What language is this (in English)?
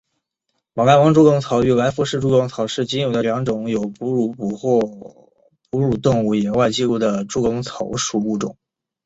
Chinese